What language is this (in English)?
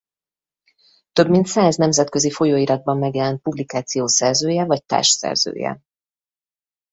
Hungarian